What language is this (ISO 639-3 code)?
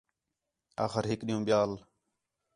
xhe